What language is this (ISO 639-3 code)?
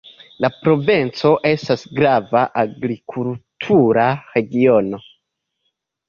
epo